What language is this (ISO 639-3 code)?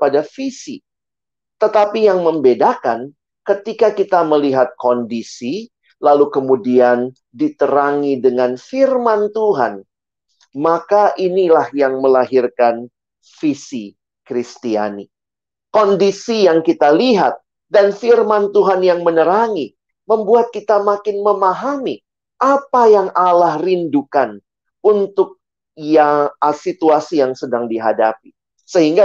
ind